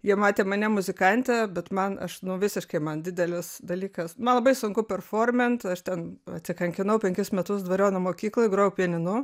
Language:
Lithuanian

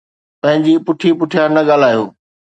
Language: Sindhi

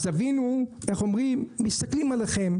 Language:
Hebrew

